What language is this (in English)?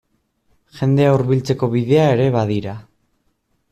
Basque